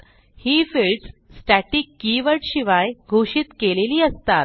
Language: Marathi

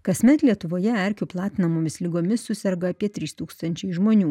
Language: Lithuanian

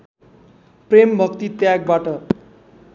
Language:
Nepali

